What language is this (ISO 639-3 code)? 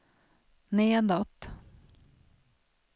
swe